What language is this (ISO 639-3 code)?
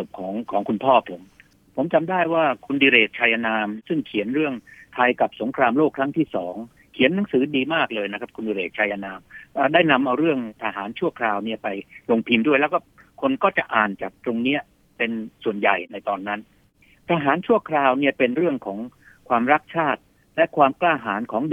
tha